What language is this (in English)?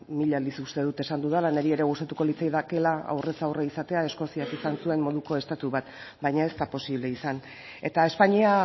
Basque